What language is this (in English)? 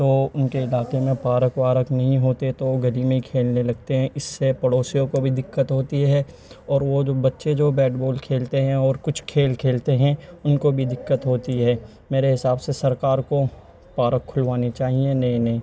Urdu